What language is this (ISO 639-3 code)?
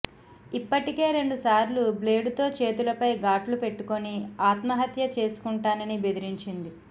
tel